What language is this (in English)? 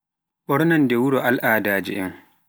Pular